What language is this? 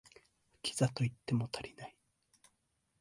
Japanese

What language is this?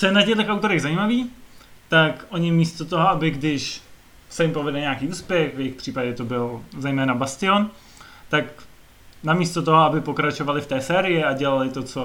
Czech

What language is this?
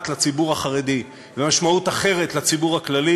Hebrew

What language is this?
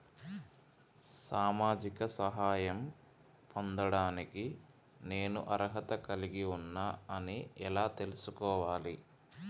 Telugu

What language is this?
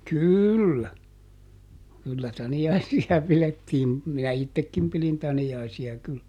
Finnish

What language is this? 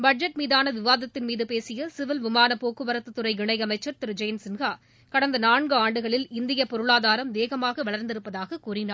Tamil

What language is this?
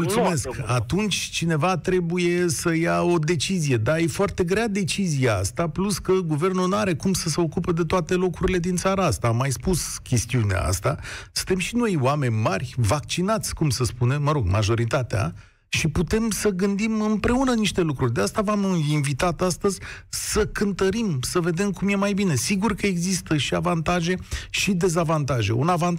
Romanian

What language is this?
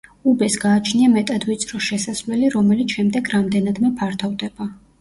Georgian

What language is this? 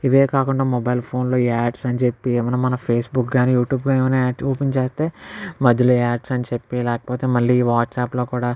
Telugu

